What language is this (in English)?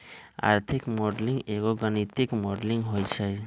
Magahi